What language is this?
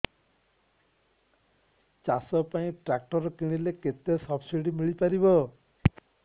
Odia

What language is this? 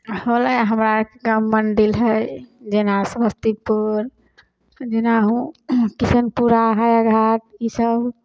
Maithili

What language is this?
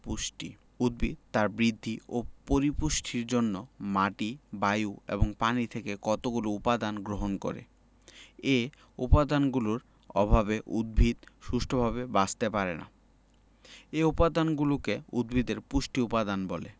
Bangla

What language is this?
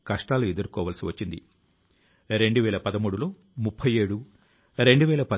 Telugu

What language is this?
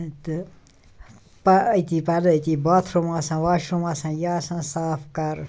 Kashmiri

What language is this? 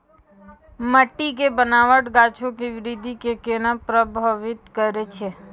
Maithili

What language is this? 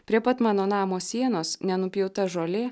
Lithuanian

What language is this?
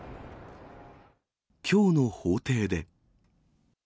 Japanese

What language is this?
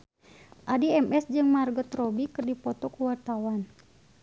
Sundanese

